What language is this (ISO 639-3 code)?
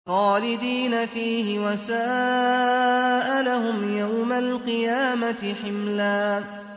ara